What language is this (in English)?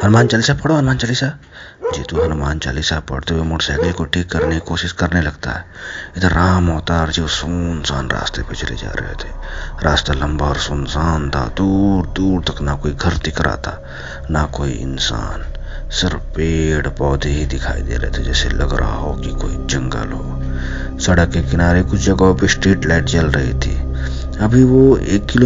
Hindi